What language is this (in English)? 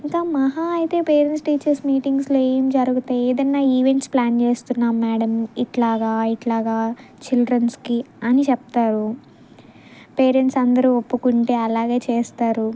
Telugu